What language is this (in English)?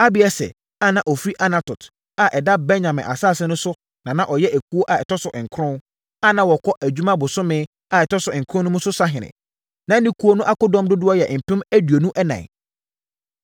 Akan